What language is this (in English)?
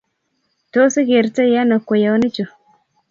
Kalenjin